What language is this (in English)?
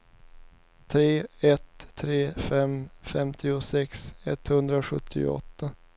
Swedish